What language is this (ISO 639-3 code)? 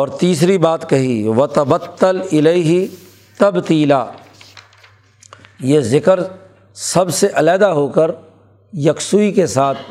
urd